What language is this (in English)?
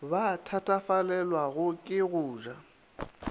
Northern Sotho